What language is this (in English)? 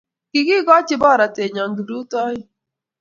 Kalenjin